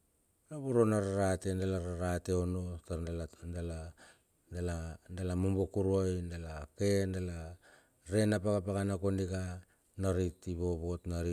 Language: Bilur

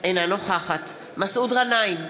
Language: Hebrew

